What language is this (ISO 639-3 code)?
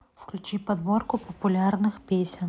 rus